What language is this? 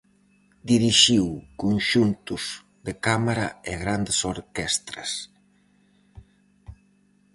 Galician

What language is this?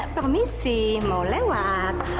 Indonesian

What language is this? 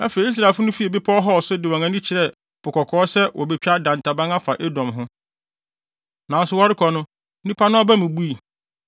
Akan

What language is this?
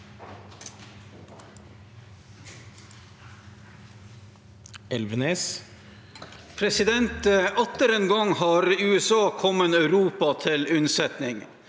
Norwegian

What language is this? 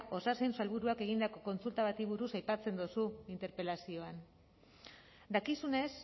Basque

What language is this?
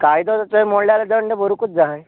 Konkani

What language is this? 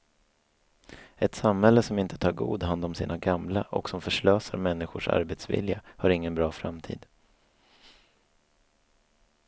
Swedish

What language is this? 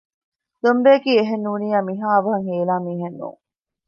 Divehi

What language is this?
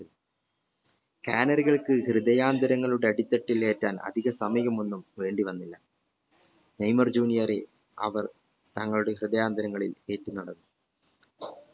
Malayalam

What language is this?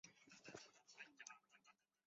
Chinese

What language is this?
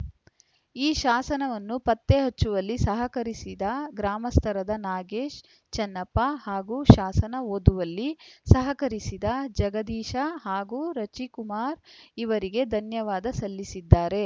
Kannada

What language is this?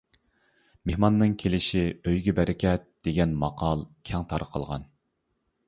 Uyghur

